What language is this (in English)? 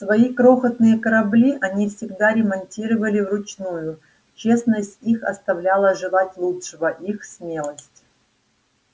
Russian